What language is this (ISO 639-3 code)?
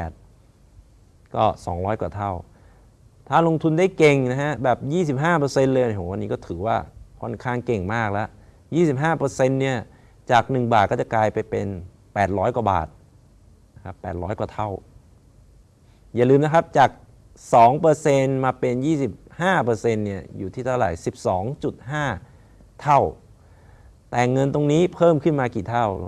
tha